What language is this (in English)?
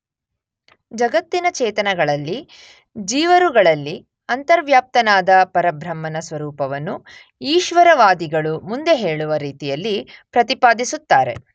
Kannada